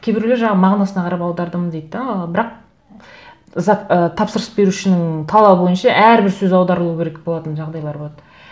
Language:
Kazakh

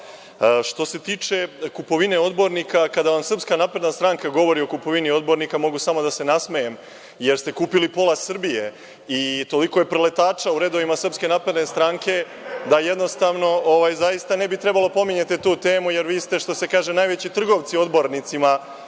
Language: Serbian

